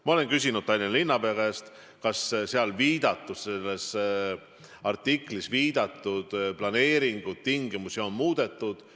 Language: Estonian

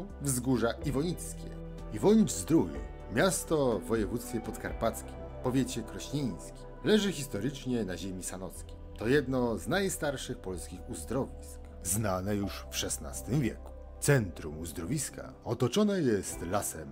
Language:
Polish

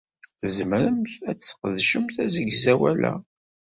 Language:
Kabyle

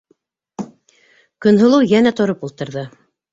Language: Bashkir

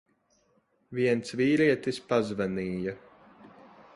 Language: Latvian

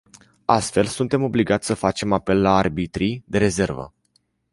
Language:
Romanian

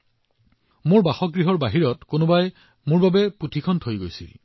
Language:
Assamese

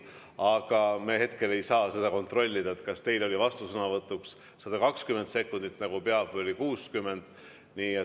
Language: Estonian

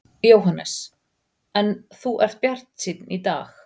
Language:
Icelandic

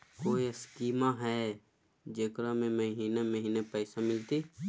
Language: Magahi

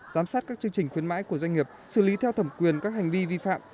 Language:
Vietnamese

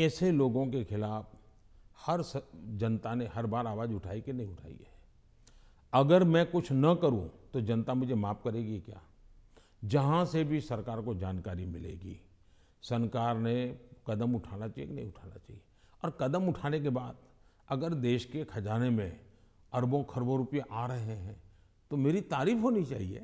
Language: Hindi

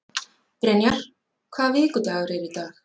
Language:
Icelandic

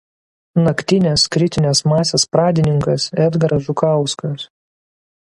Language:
Lithuanian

